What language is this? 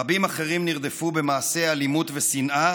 Hebrew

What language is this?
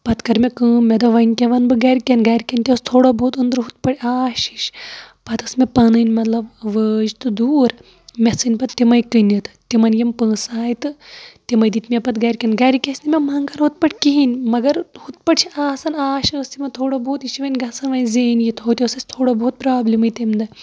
Kashmiri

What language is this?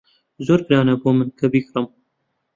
Central Kurdish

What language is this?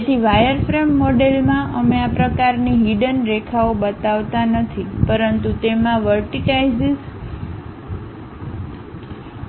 Gujarati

